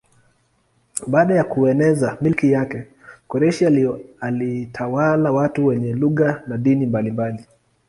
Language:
Swahili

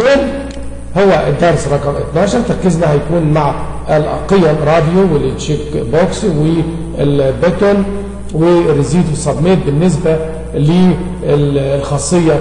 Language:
Arabic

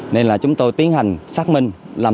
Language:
Vietnamese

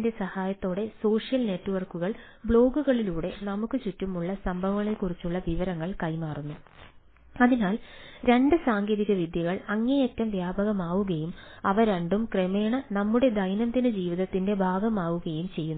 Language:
Malayalam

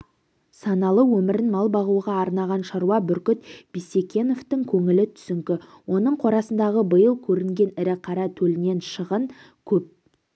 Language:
Kazakh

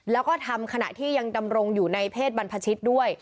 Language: Thai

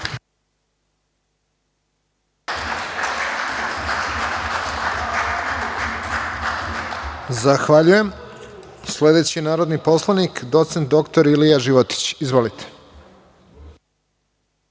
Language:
Serbian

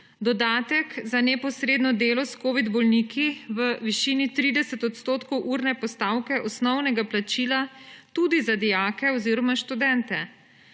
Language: Slovenian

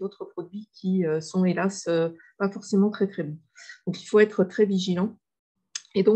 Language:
French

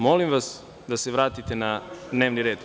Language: Serbian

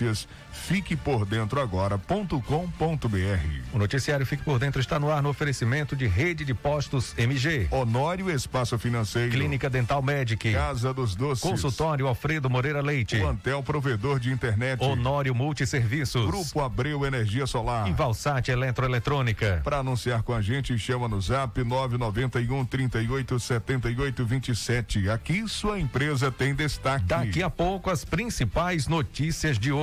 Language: Portuguese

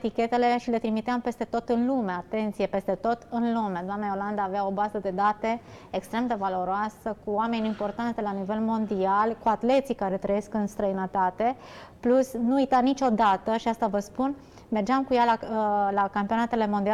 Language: Romanian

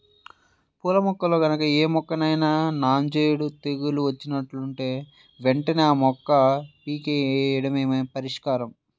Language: Telugu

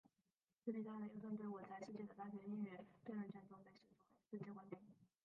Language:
Chinese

